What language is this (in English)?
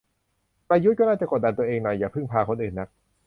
Thai